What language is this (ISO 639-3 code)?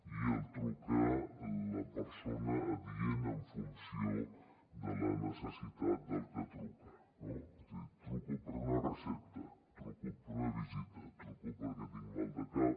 cat